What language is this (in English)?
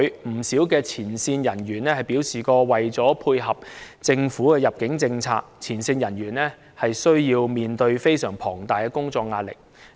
Cantonese